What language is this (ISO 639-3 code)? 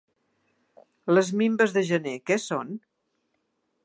cat